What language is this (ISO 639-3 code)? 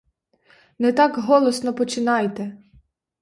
ukr